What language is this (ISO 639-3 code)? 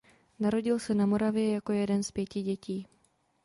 ces